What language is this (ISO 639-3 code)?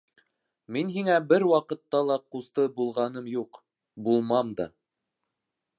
bak